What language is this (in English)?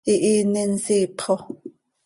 Seri